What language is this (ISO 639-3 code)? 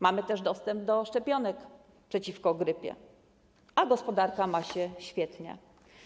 pol